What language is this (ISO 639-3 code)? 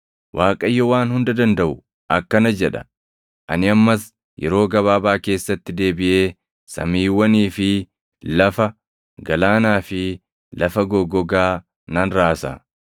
orm